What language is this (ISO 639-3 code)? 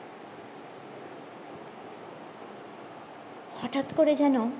ben